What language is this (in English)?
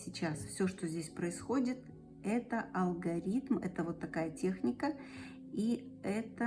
Russian